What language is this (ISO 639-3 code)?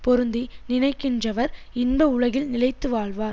tam